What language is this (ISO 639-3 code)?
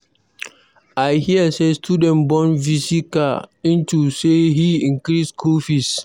pcm